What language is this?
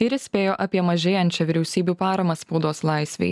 Lithuanian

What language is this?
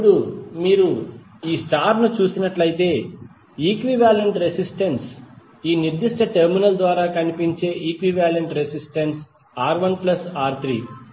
Telugu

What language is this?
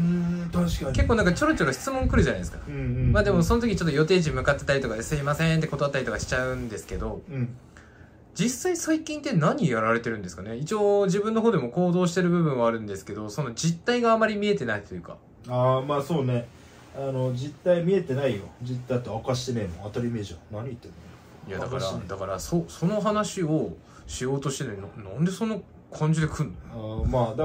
Japanese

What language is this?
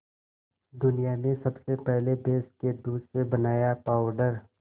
Hindi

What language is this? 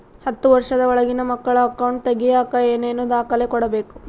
Kannada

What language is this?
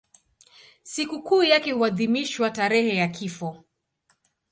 Swahili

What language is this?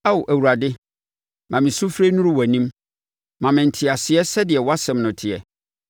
Akan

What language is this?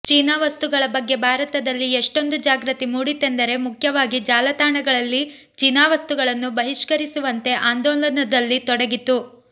Kannada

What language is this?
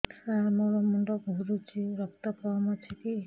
Odia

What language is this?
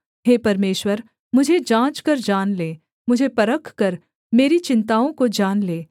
Hindi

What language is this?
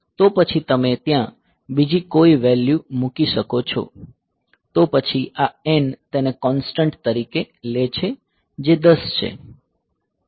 Gujarati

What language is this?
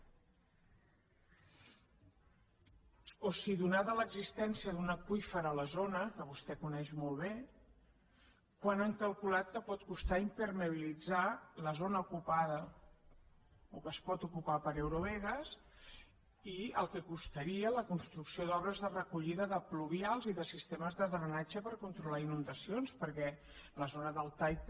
Catalan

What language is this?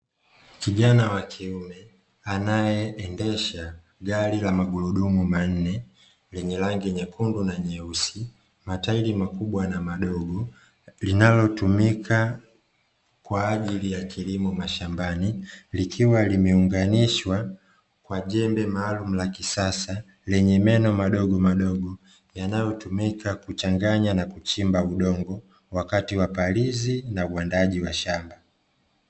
Swahili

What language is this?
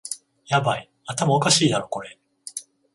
Japanese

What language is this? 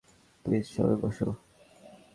Bangla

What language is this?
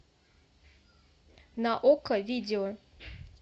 Russian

